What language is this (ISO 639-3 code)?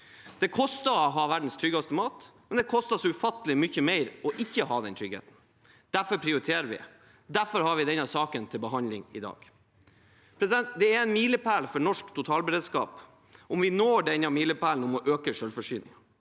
nor